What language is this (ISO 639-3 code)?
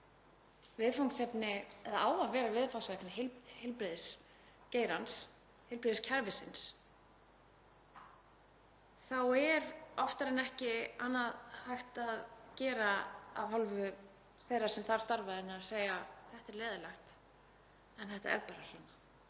isl